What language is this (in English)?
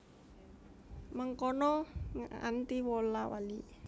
Javanese